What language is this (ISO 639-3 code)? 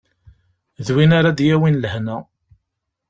kab